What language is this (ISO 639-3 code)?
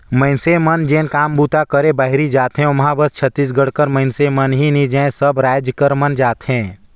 hne